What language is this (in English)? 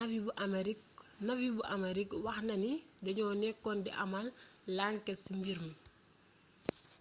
Wolof